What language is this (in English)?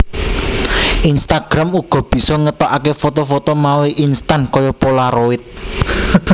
Javanese